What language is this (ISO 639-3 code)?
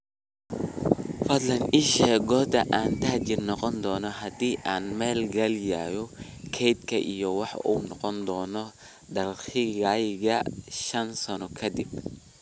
som